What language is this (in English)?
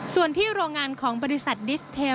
Thai